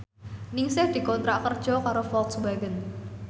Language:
Javanese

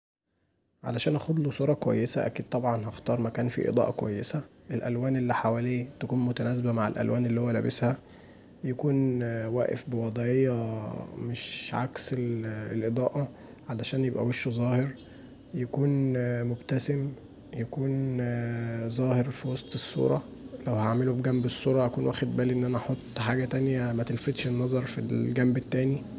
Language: Egyptian Arabic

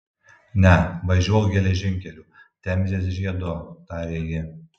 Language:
Lithuanian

